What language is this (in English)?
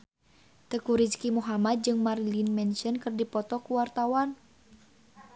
Sundanese